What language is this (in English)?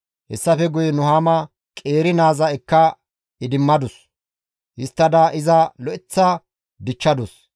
Gamo